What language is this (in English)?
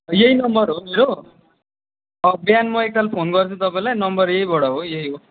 Nepali